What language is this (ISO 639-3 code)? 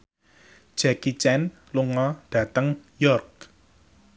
jav